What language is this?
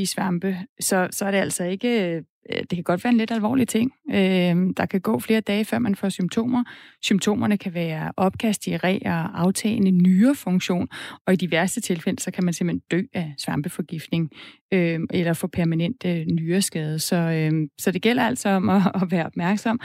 Danish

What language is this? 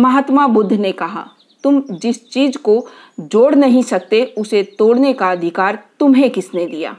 Hindi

